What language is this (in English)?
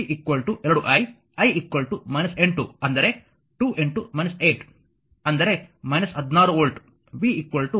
Kannada